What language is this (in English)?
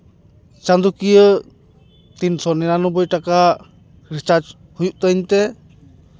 Santali